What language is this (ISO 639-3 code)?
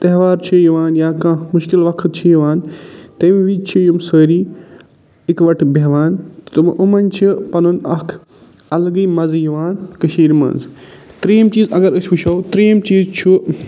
kas